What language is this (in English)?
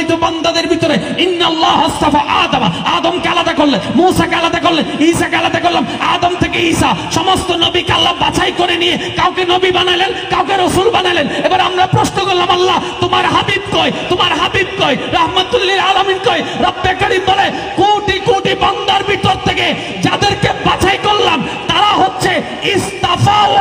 Romanian